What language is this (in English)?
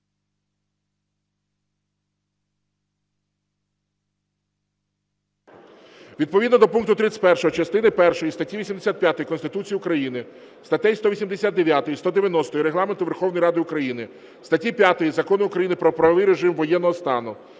Ukrainian